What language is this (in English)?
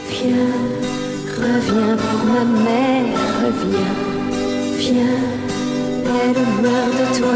Polish